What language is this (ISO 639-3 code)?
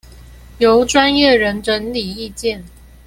zho